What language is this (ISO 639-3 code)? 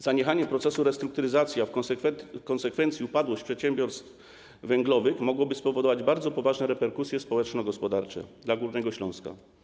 pol